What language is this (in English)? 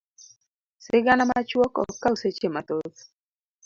Luo (Kenya and Tanzania)